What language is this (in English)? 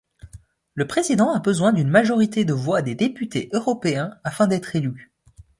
French